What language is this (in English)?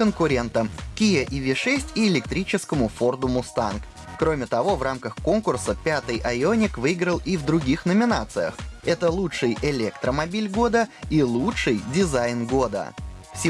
Russian